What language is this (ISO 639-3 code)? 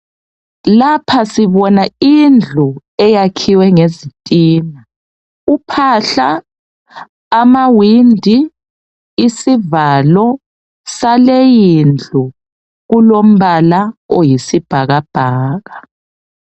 nde